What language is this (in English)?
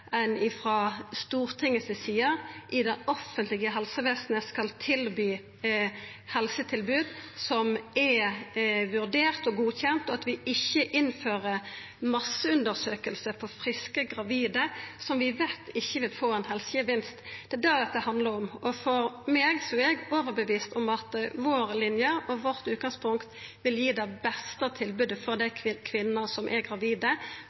Norwegian Nynorsk